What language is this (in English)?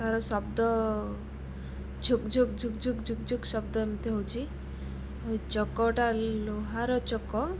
Odia